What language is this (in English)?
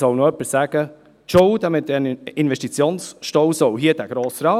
Swiss German